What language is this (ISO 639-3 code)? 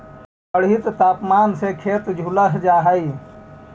mag